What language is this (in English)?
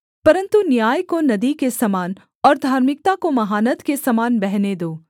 Hindi